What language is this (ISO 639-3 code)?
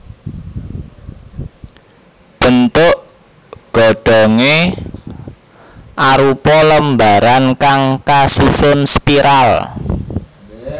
jav